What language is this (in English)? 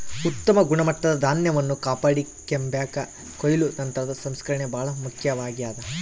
Kannada